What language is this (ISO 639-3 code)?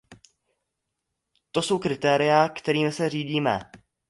ces